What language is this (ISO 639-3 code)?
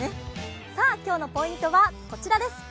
jpn